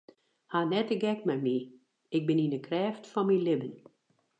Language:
Western Frisian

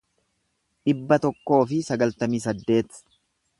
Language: Oromo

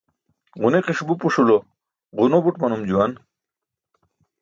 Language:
Burushaski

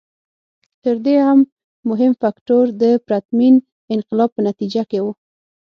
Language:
Pashto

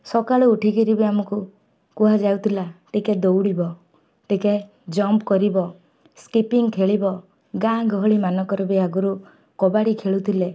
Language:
Odia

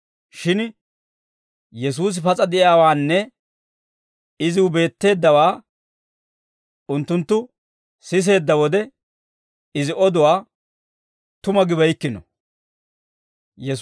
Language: Dawro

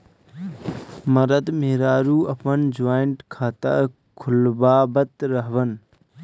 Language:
Bhojpuri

